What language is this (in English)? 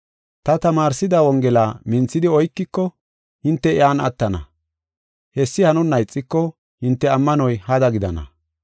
Gofa